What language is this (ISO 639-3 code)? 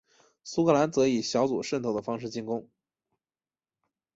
zho